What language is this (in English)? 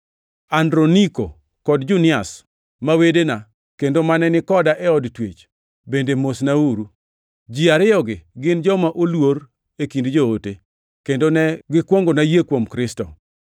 Luo (Kenya and Tanzania)